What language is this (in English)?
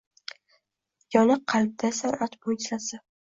Uzbek